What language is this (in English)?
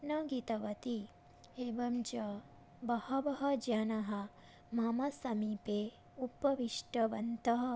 Sanskrit